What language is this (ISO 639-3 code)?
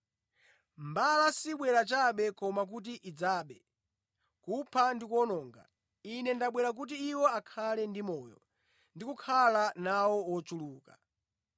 nya